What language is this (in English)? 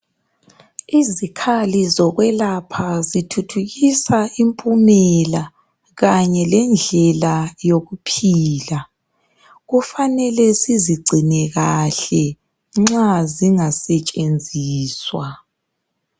North Ndebele